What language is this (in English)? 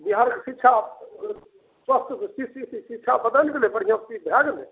Maithili